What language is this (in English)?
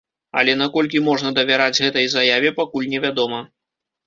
Belarusian